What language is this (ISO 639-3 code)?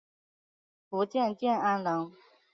zho